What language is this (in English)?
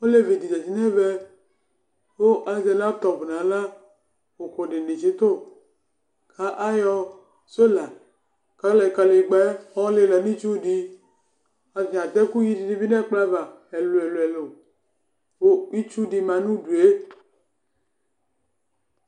Ikposo